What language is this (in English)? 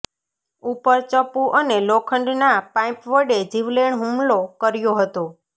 Gujarati